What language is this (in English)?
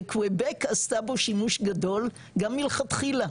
Hebrew